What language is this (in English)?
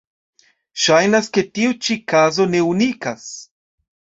Esperanto